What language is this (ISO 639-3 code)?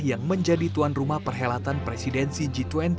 ind